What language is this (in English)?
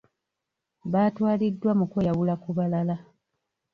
Ganda